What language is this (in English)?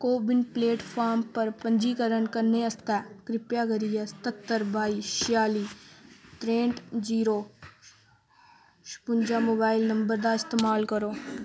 Dogri